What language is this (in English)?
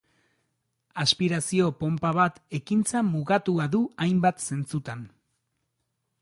Basque